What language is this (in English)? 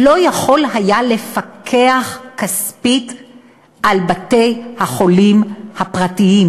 Hebrew